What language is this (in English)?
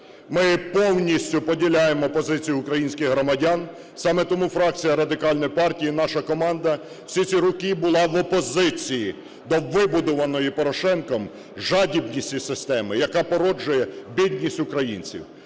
Ukrainian